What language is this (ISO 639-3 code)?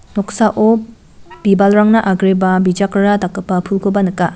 grt